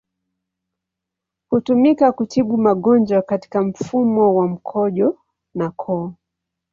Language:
Swahili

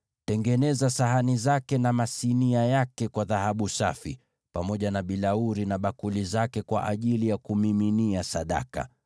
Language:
Swahili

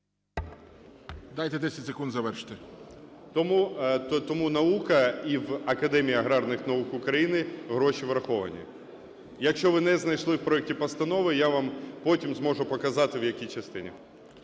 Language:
Ukrainian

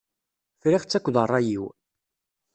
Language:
Kabyle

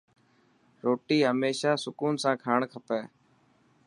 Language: Dhatki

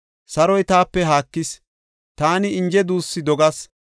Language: Gofa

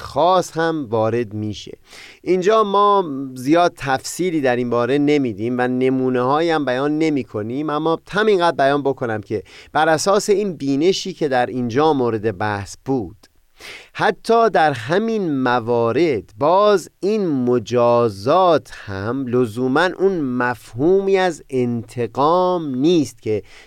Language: Persian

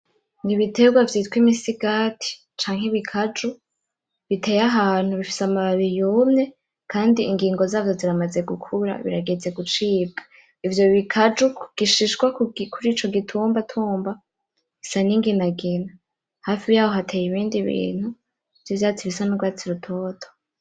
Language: Rundi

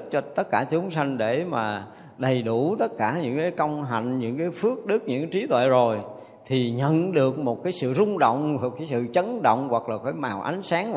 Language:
Vietnamese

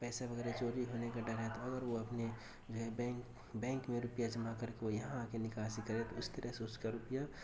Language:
Urdu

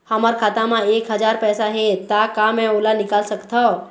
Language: Chhattisgarhi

